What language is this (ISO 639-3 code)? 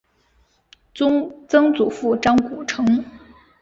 zho